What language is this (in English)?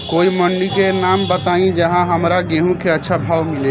Bhojpuri